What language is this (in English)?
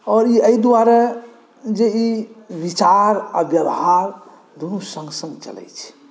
Maithili